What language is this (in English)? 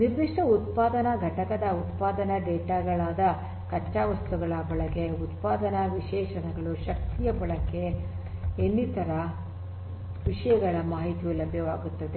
Kannada